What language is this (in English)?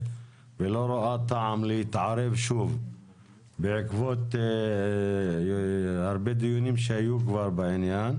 Hebrew